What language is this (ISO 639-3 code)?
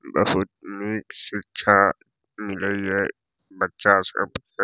mai